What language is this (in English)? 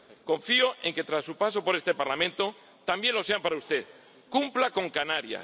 Spanish